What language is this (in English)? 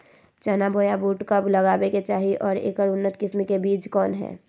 Magahi